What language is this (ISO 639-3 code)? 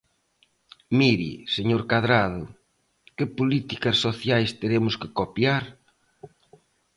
glg